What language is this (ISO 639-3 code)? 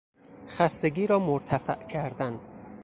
fas